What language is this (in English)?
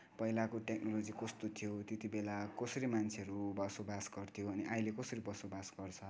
Nepali